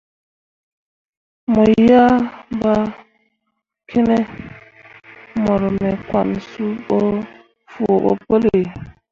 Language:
Mundang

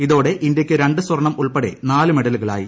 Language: Malayalam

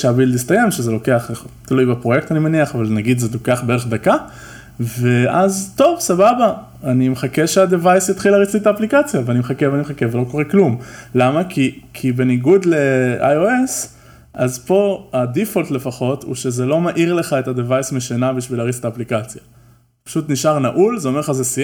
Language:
Hebrew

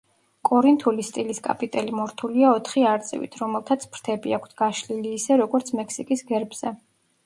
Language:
Georgian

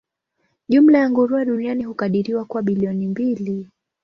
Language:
Swahili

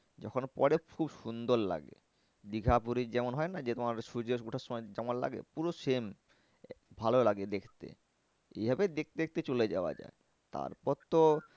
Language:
Bangla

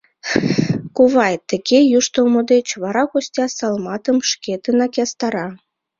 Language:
Mari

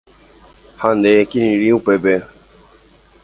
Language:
Guarani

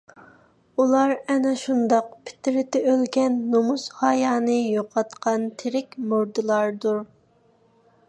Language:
Uyghur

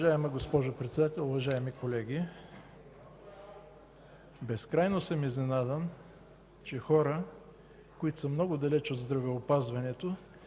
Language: Bulgarian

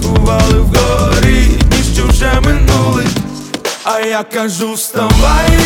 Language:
Ukrainian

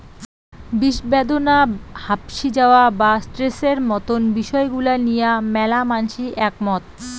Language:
Bangla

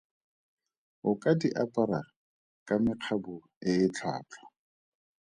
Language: Tswana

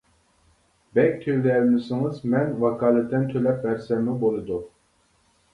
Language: Uyghur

